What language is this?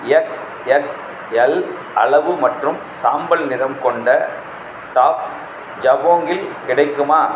Tamil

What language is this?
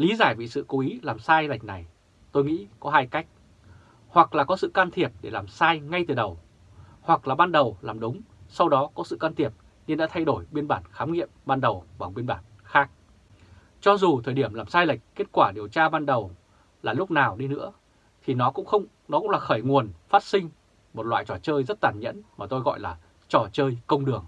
Vietnamese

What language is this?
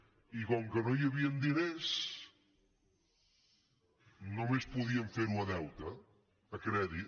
Catalan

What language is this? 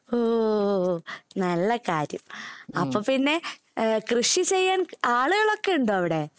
Malayalam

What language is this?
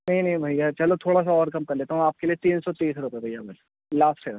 Urdu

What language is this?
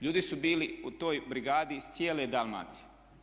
Croatian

